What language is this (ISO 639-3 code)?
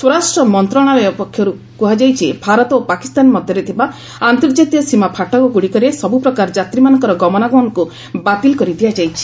ori